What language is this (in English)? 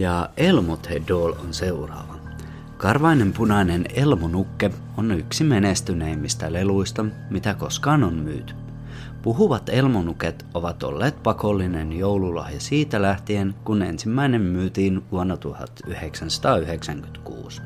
Finnish